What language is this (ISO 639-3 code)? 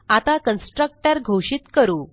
mar